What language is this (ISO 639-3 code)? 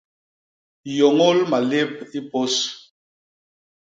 bas